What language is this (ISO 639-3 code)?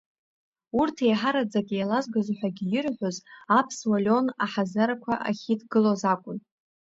abk